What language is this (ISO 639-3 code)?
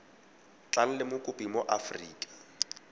tsn